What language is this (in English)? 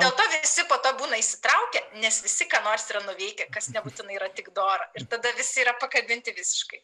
Lithuanian